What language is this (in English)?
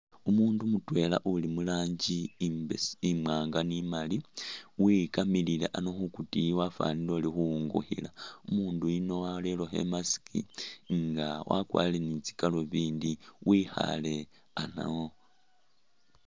Masaaba